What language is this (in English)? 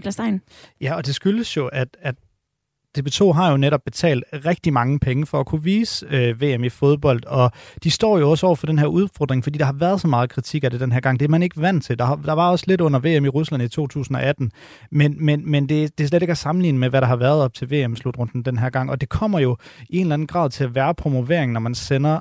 Danish